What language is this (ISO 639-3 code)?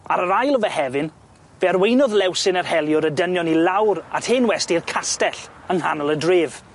cym